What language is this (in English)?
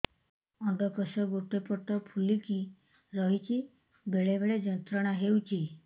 Odia